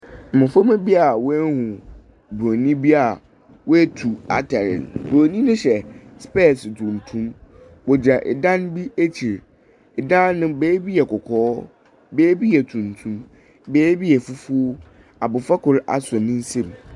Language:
Akan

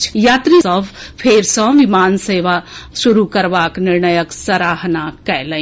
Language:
Maithili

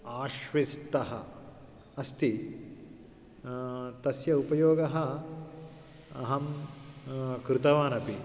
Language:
Sanskrit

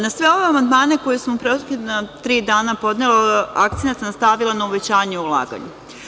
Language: Serbian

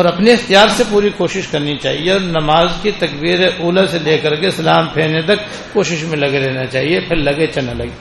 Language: Urdu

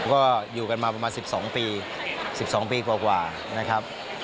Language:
Thai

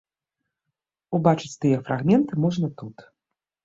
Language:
Belarusian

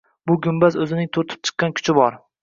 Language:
Uzbek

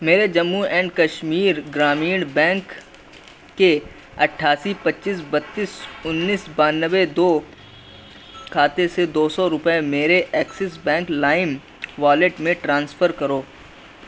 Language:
Urdu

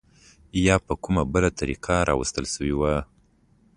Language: Pashto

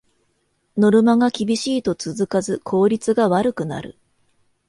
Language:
Japanese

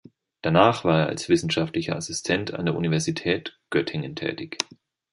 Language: German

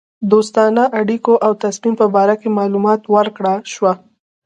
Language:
Pashto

